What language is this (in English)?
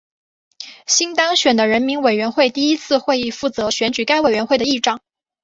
Chinese